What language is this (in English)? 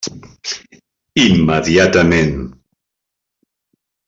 Catalan